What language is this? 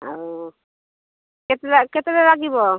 Odia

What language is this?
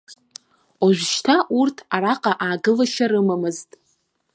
Abkhazian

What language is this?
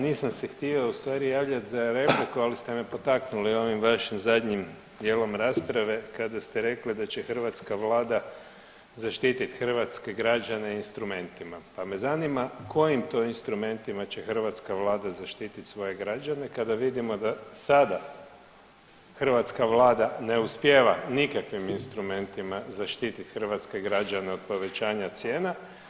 Croatian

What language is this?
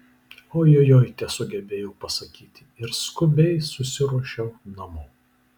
Lithuanian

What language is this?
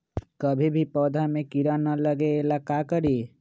Magahi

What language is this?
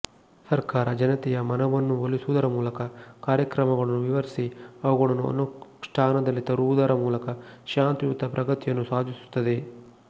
Kannada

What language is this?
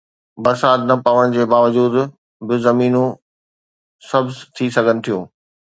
Sindhi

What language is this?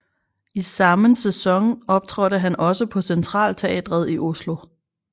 Danish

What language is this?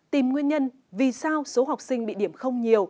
Vietnamese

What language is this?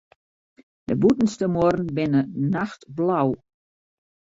Western Frisian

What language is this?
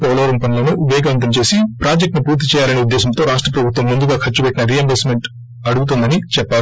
Telugu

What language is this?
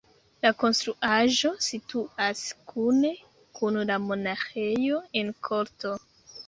Esperanto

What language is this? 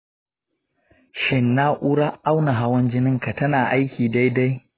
Hausa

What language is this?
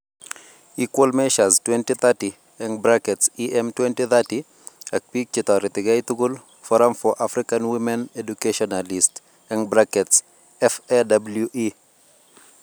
Kalenjin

